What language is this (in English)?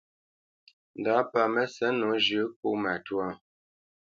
Bamenyam